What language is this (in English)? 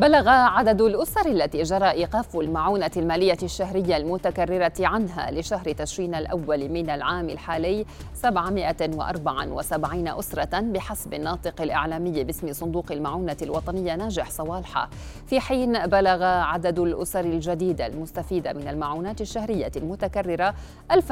Arabic